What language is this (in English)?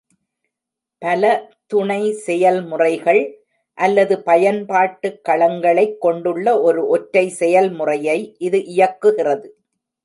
Tamil